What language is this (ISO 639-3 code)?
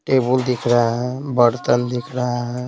hin